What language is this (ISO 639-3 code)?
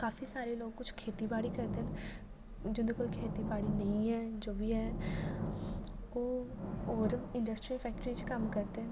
doi